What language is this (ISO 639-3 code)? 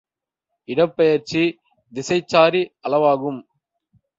tam